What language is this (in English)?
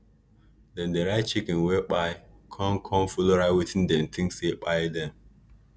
Nigerian Pidgin